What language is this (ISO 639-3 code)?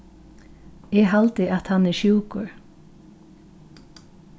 fao